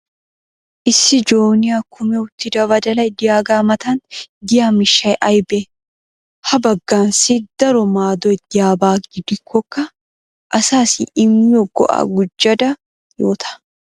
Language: Wolaytta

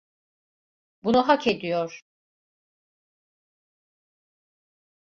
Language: Turkish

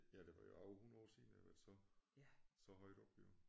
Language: Danish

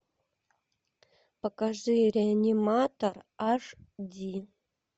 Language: Russian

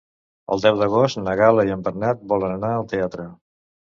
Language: Catalan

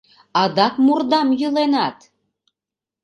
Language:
Mari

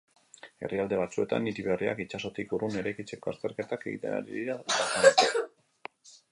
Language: Basque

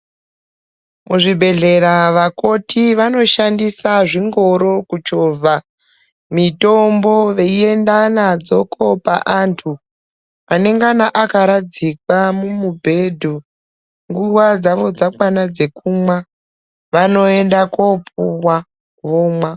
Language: Ndau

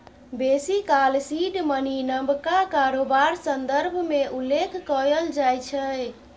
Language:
Maithili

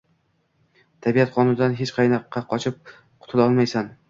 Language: Uzbek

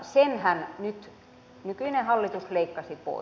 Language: Finnish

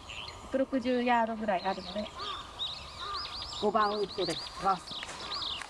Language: Japanese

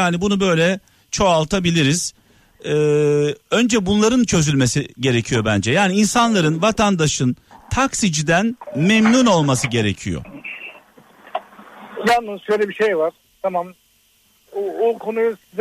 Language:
Turkish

